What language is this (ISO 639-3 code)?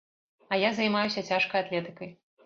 bel